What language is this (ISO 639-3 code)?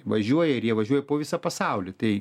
lit